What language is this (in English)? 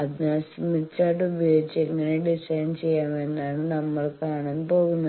Malayalam